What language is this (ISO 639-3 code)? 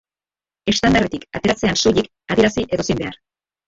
eus